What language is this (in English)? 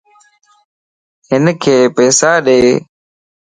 Lasi